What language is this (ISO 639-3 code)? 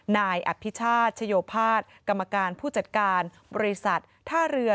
tha